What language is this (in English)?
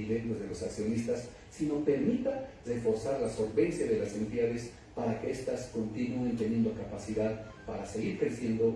Spanish